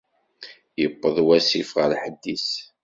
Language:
Kabyle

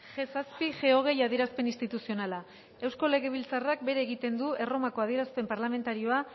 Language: Basque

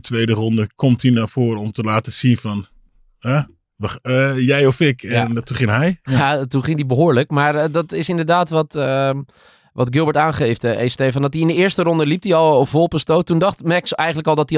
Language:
Dutch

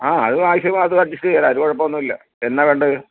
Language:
Malayalam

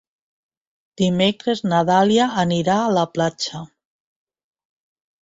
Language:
Catalan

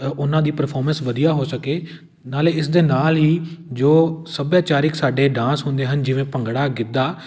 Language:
Punjabi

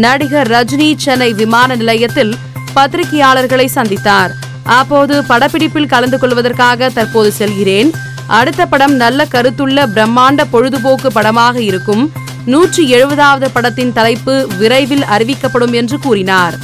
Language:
Tamil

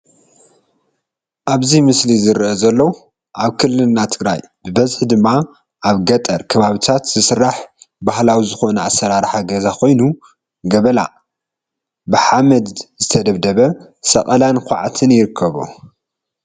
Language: Tigrinya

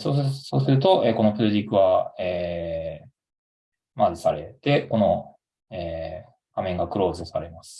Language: Japanese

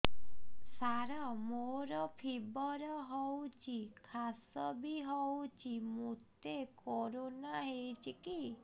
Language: Odia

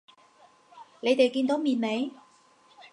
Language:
Cantonese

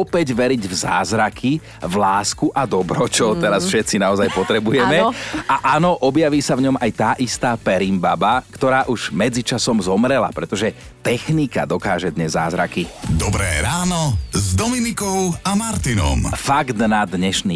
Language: Slovak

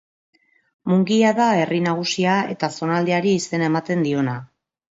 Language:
Basque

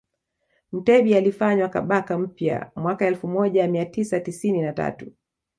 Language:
Swahili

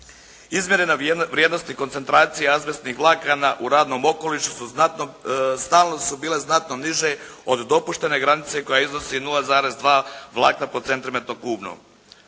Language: Croatian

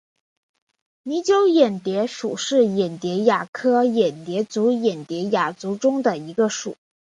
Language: Chinese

